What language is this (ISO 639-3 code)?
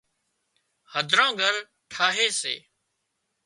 kxp